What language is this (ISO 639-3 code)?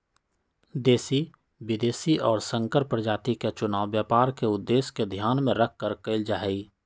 mag